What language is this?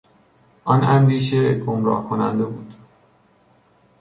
Persian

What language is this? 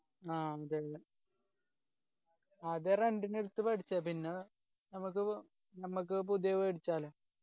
Malayalam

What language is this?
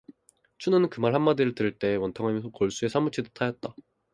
Korean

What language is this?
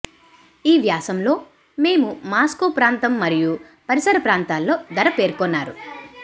Telugu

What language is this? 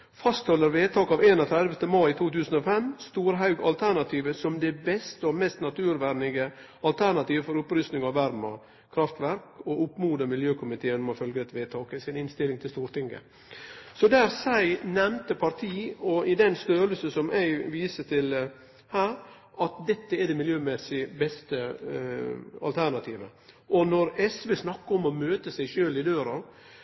Norwegian Nynorsk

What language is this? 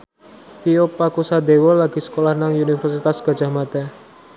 Javanese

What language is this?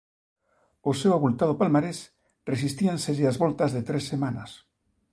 Galician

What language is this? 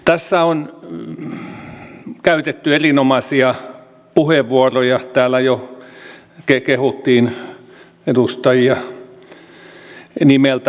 Finnish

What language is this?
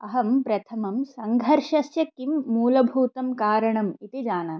Sanskrit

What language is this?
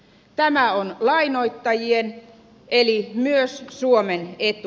Finnish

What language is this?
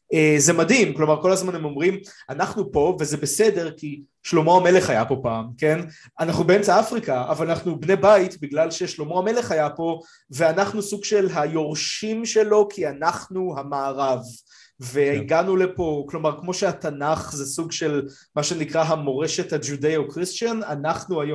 Hebrew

